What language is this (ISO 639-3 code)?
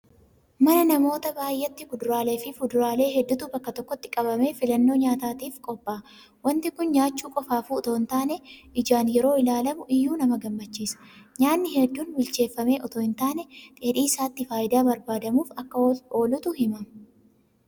orm